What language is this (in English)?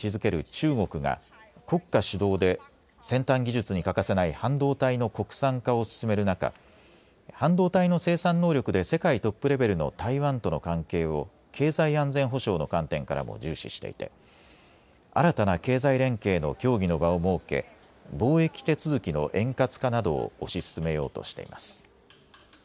Japanese